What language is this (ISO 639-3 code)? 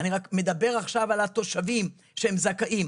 heb